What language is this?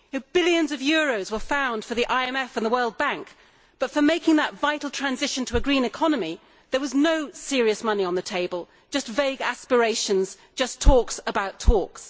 English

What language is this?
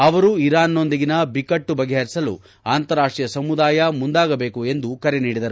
Kannada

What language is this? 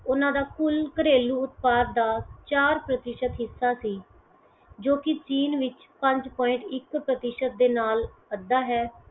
Punjabi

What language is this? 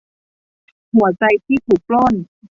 Thai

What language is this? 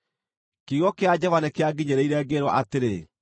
Kikuyu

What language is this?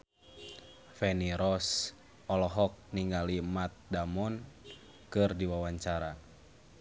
Sundanese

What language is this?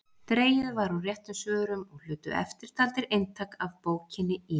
Icelandic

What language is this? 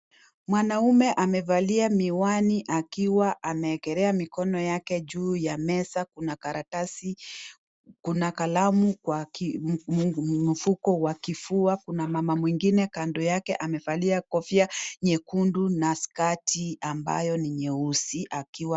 Swahili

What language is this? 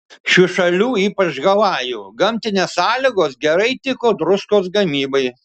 Lithuanian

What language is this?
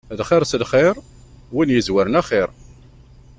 Kabyle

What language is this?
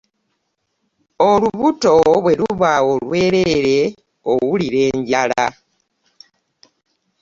Ganda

